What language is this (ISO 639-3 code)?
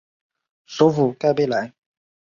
zho